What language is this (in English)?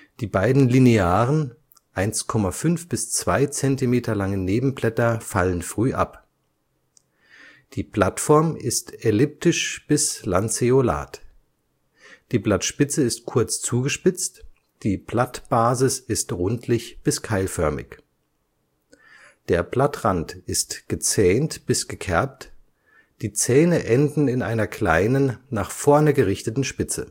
German